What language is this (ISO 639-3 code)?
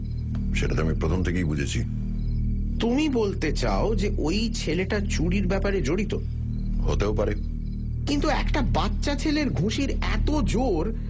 ben